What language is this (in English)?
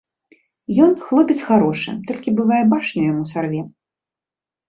Belarusian